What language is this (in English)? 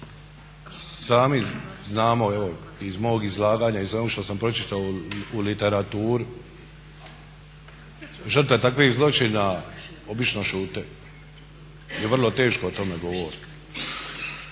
Croatian